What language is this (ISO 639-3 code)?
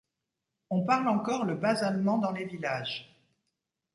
fra